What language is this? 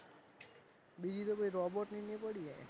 Gujarati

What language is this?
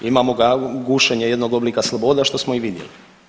Croatian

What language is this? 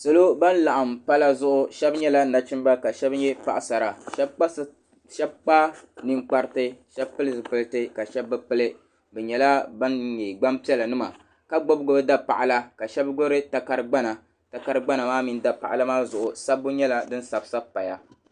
Dagbani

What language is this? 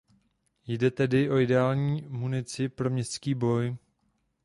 Czech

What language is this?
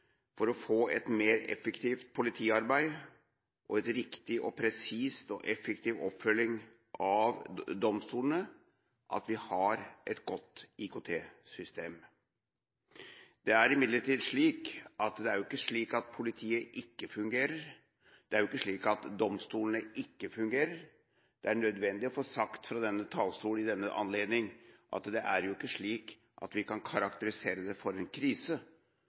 Norwegian Bokmål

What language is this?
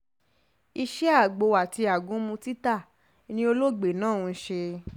Yoruba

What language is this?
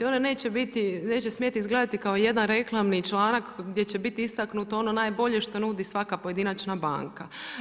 Croatian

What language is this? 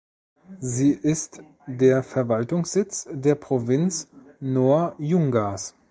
German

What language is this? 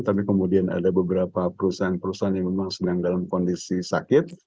Indonesian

